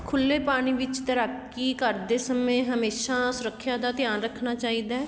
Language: Punjabi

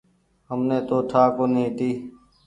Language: Goaria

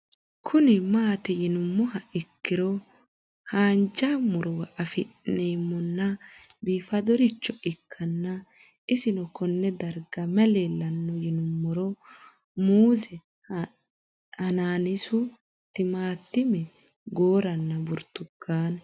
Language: Sidamo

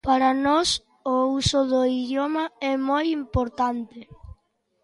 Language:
Galician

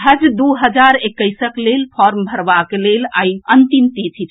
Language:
Maithili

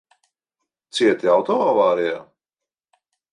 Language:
Latvian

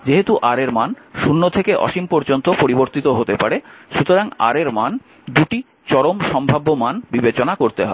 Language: Bangla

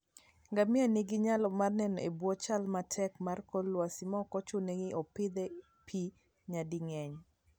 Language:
Luo (Kenya and Tanzania)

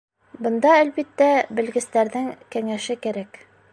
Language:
Bashkir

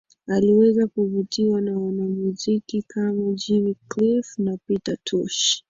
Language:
Swahili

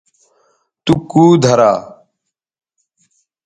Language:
Bateri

